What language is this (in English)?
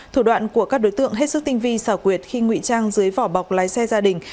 Vietnamese